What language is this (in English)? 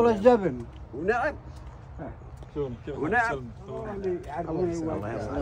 Arabic